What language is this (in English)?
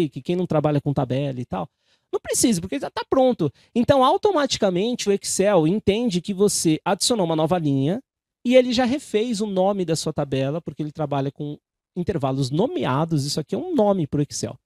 Portuguese